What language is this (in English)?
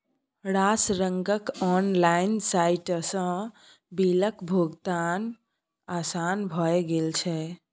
Maithili